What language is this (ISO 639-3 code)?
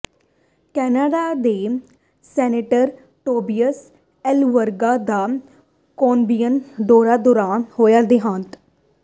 pan